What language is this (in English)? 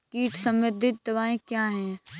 Hindi